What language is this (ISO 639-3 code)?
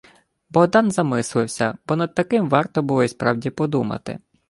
ukr